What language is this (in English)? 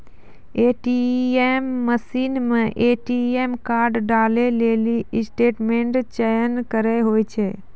Maithili